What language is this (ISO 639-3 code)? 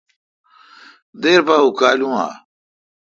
xka